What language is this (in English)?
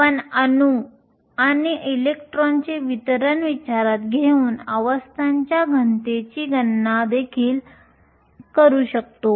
Marathi